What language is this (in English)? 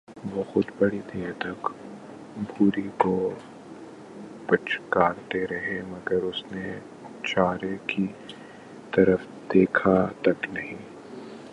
Urdu